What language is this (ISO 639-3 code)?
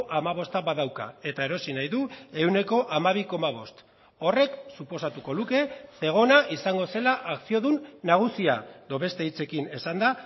eus